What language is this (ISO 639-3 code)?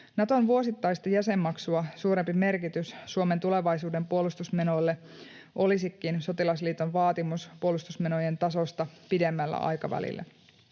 fin